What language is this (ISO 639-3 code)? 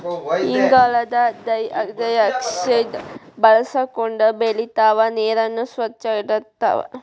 kan